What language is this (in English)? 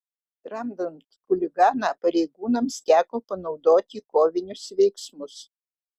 Lithuanian